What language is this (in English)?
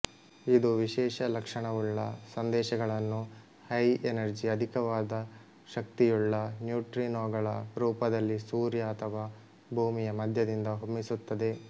Kannada